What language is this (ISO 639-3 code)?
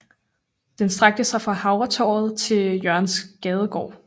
dan